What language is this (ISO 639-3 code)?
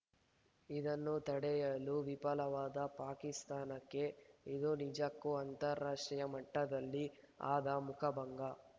kan